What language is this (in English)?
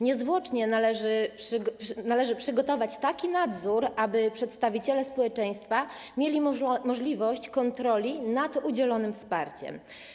Polish